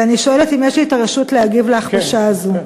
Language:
Hebrew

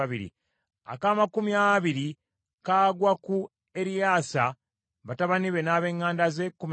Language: Ganda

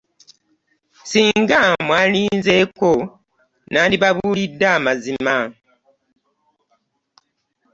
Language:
Ganda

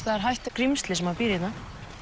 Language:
Icelandic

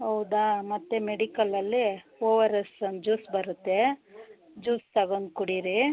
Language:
Kannada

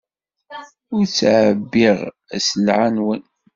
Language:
Kabyle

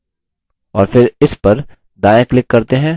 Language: Hindi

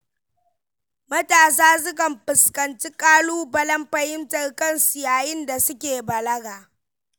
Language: Hausa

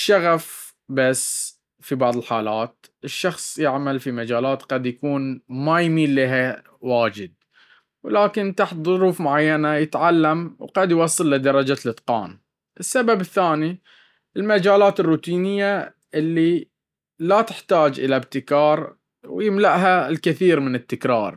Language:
Baharna Arabic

